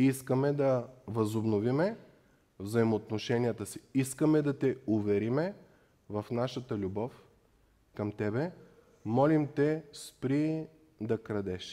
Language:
Bulgarian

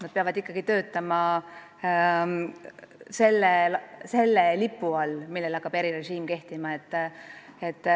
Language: Estonian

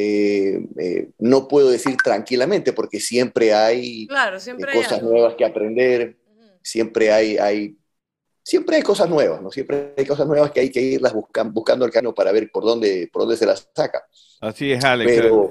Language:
Spanish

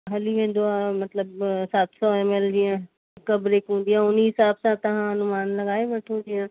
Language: Sindhi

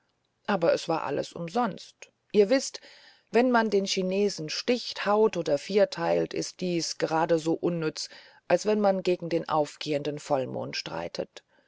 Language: German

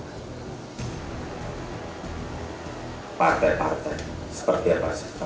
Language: Indonesian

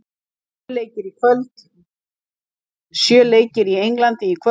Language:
Icelandic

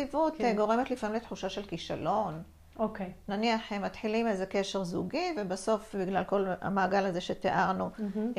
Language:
Hebrew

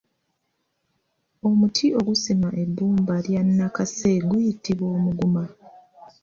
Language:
Ganda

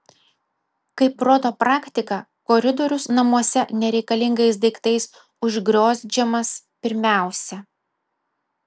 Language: Lithuanian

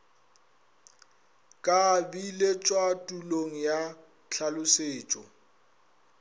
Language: Northern Sotho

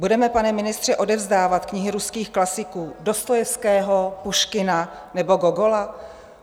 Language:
Czech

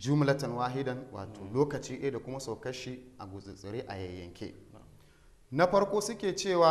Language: Arabic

